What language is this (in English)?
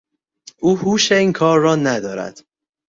Persian